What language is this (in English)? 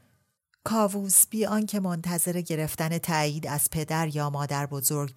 Persian